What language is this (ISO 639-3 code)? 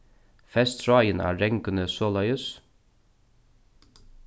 fao